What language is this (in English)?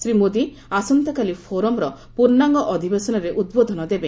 Odia